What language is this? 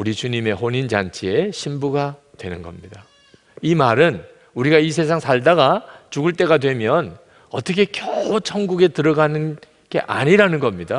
Korean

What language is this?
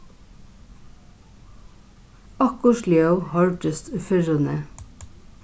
Faroese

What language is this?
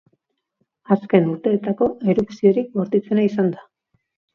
Basque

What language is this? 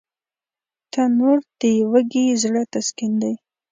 Pashto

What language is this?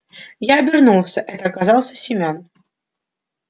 Russian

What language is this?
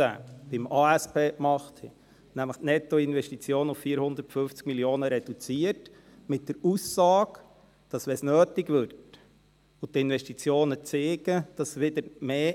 Swiss German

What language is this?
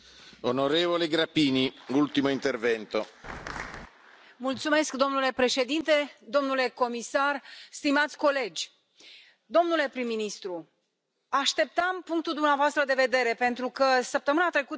Romanian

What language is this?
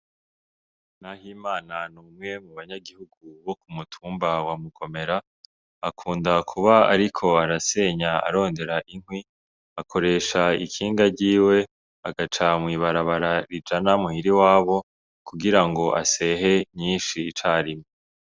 Rundi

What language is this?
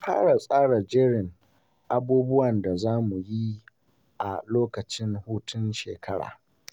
Hausa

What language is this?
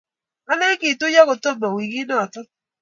Kalenjin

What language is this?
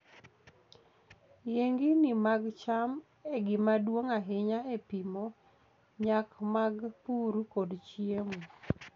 Luo (Kenya and Tanzania)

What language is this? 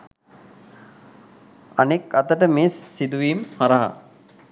Sinhala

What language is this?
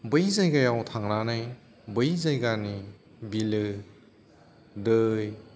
Bodo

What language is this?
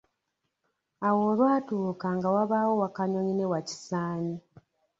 Ganda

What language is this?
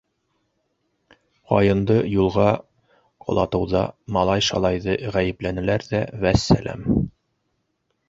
Bashkir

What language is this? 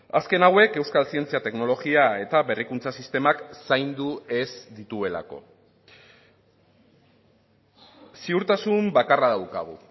Basque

